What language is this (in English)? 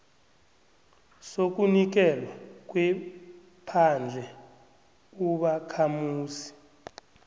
South Ndebele